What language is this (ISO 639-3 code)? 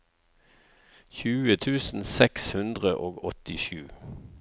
nor